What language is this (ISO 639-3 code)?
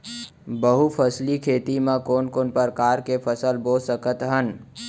hne